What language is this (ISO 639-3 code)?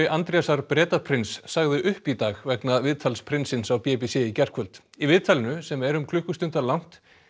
isl